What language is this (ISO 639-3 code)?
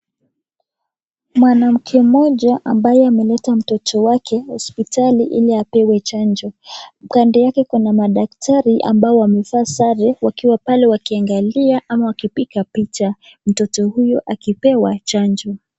swa